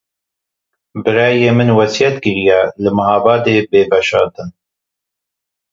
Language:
Kurdish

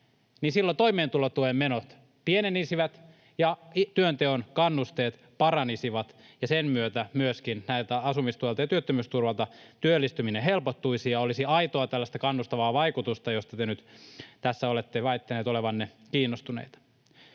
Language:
Finnish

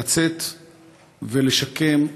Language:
Hebrew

